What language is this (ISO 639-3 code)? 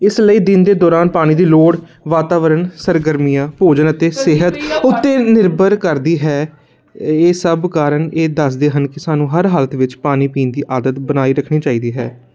pan